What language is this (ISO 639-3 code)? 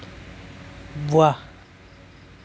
asm